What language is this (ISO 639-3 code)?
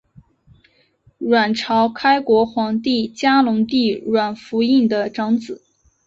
zho